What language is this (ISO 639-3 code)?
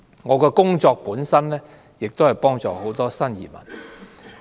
yue